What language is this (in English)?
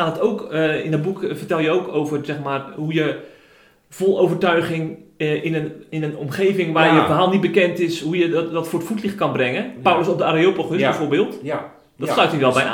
Dutch